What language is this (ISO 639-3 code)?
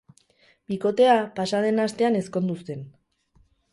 eus